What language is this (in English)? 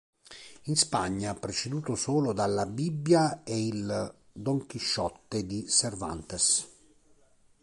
Italian